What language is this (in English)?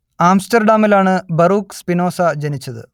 Malayalam